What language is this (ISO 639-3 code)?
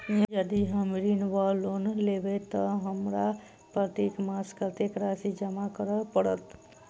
mai